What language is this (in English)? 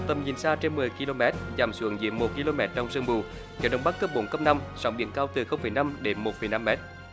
Vietnamese